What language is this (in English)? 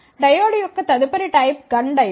Telugu